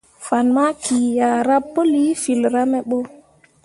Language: Mundang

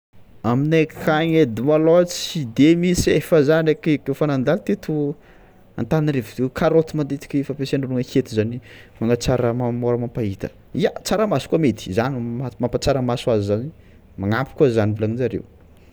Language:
Tsimihety Malagasy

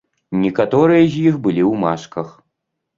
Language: Belarusian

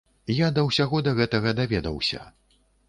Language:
Belarusian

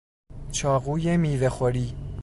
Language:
Persian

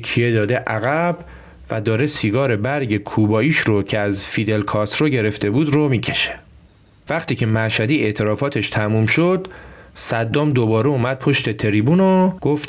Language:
Persian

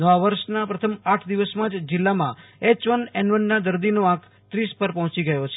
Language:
Gujarati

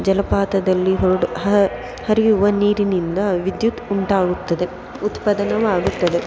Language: Kannada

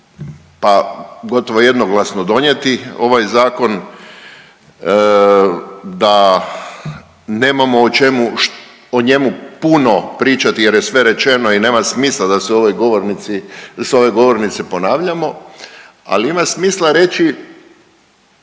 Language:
Croatian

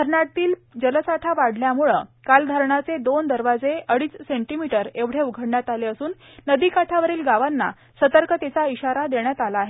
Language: Marathi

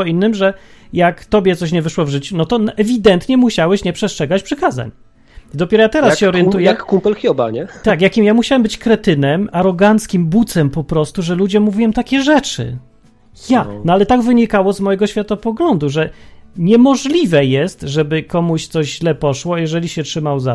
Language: Polish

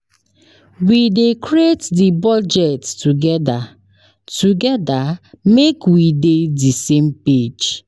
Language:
Nigerian Pidgin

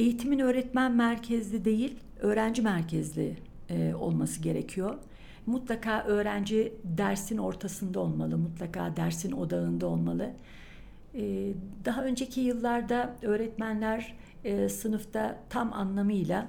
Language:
Turkish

